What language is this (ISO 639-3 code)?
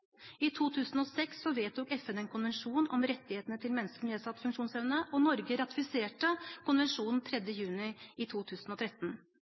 nob